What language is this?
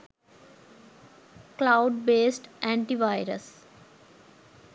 Sinhala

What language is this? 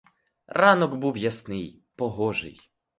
Ukrainian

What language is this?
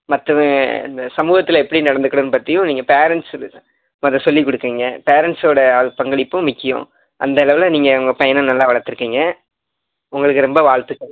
Tamil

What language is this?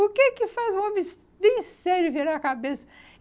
Portuguese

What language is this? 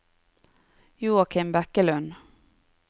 Norwegian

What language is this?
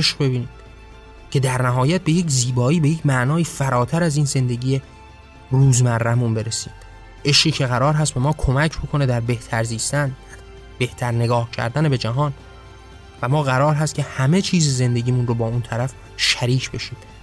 Persian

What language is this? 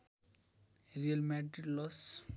Nepali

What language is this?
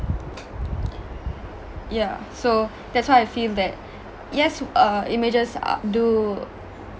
English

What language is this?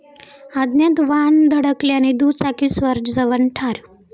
Marathi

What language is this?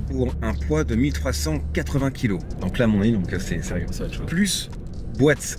French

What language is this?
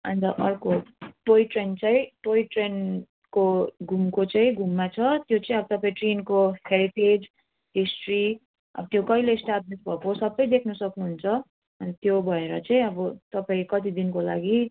Nepali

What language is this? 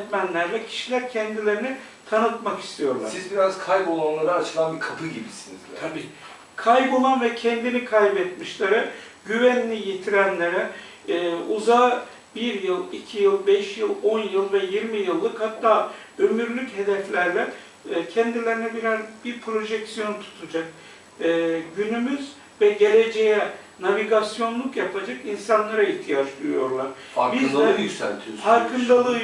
Turkish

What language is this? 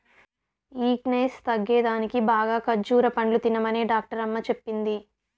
Telugu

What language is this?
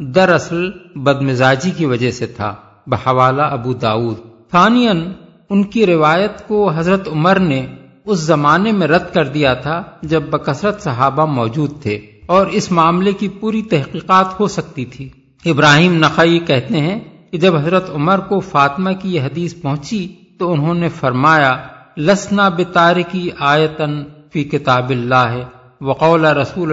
Urdu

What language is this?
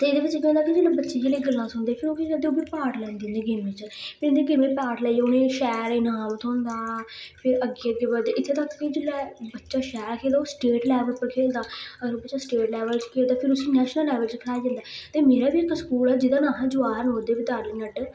Dogri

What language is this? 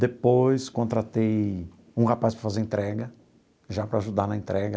Portuguese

